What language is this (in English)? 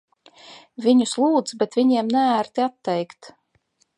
Latvian